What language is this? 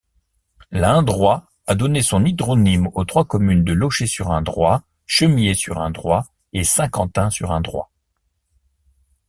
French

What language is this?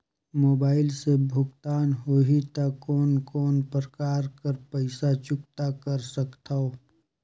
Chhattisgarhi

